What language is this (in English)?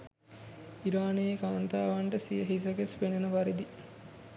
Sinhala